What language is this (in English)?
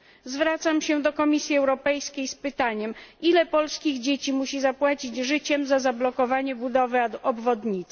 Polish